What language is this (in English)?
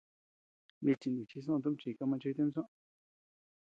Tepeuxila Cuicatec